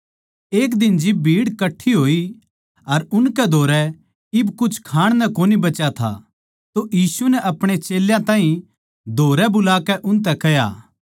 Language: Haryanvi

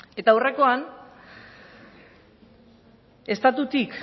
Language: Basque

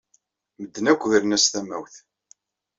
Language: Kabyle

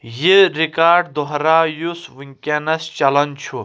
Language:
Kashmiri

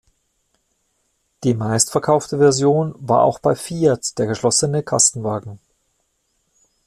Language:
German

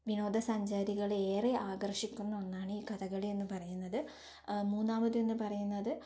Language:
Malayalam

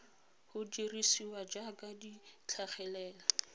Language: Tswana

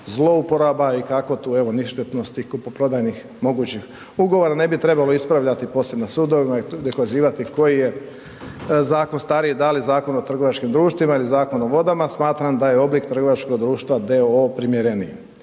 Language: Croatian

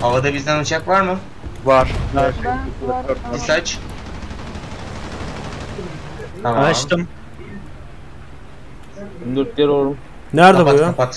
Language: Turkish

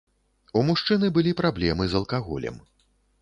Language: Belarusian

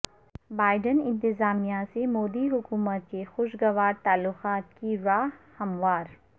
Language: Urdu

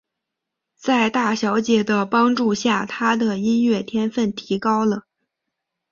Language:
Chinese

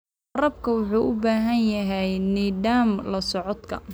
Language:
Somali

